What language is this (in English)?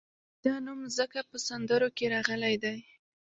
Pashto